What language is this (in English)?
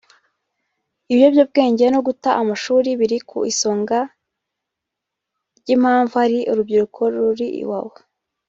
Kinyarwanda